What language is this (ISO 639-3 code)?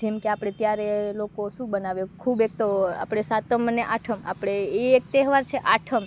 guj